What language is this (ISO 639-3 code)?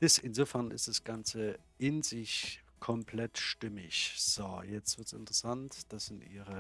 deu